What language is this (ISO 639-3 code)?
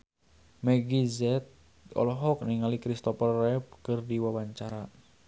sun